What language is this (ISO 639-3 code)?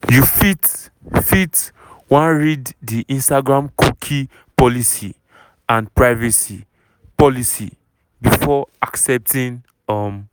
pcm